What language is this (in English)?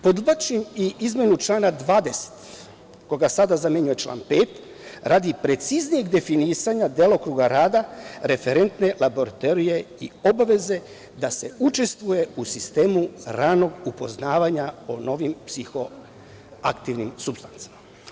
Serbian